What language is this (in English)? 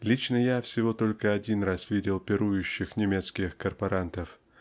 Russian